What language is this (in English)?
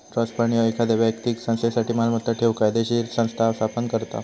Marathi